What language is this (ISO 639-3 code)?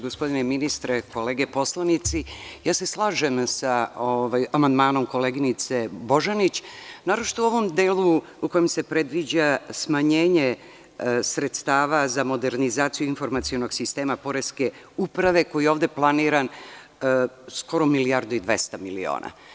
srp